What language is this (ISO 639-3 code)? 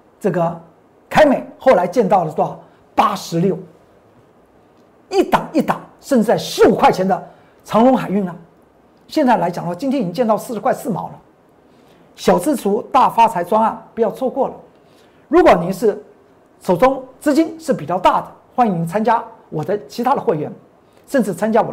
zho